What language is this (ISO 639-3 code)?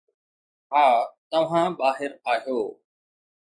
snd